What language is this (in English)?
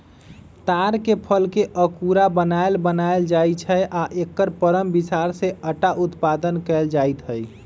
Magahi